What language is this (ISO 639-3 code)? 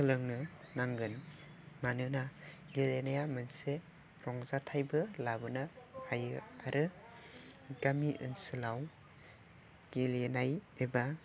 brx